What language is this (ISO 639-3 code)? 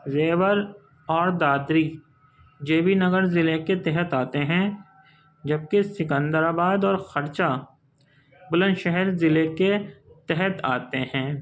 urd